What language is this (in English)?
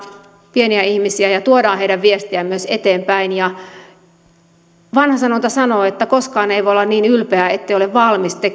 Finnish